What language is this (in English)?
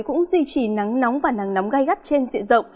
Vietnamese